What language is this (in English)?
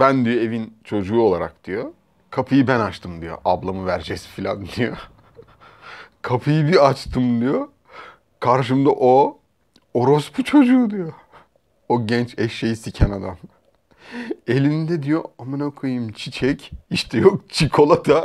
Turkish